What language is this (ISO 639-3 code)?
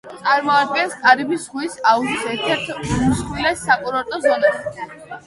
kat